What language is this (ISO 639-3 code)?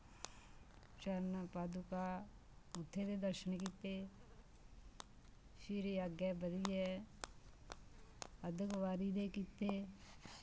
doi